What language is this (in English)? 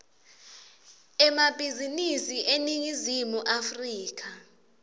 Swati